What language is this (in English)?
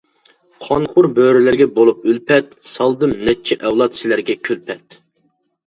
Uyghur